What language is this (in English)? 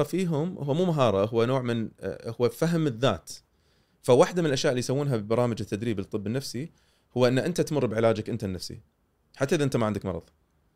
Arabic